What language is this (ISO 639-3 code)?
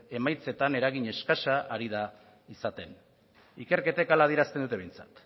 eus